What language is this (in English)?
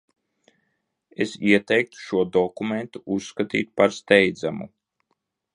Latvian